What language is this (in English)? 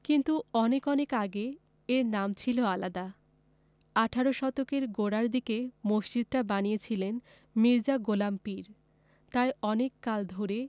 Bangla